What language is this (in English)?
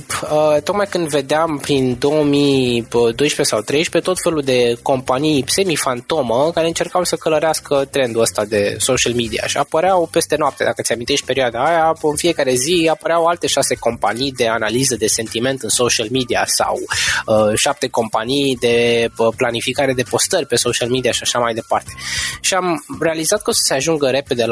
Romanian